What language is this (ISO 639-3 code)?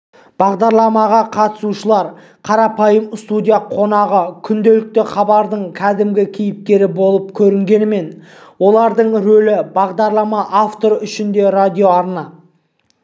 kaz